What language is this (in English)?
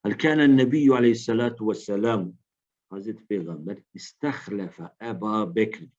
Turkish